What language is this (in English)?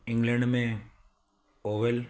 Sindhi